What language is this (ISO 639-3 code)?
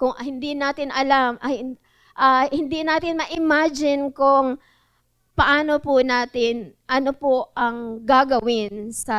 fil